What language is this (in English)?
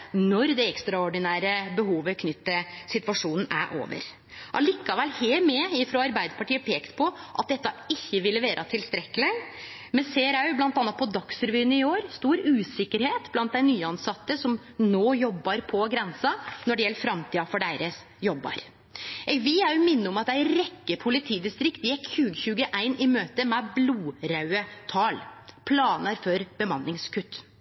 Norwegian Nynorsk